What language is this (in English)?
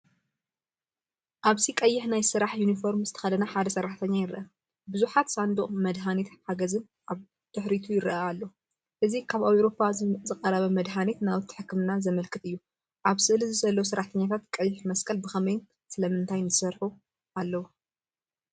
Tigrinya